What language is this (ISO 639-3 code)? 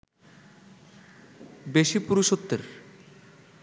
ben